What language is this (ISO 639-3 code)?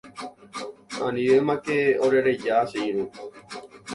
grn